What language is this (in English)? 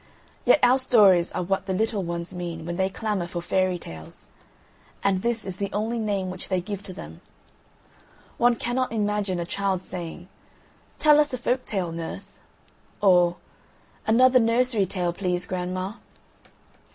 English